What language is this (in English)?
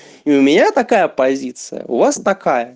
Russian